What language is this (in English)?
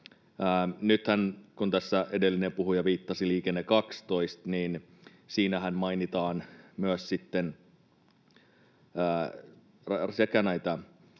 Finnish